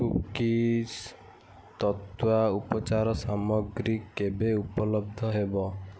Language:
Odia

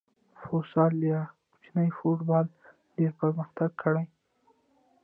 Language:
Pashto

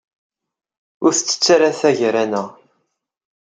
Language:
Kabyle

